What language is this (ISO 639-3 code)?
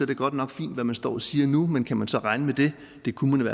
dan